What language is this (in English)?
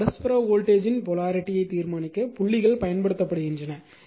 Tamil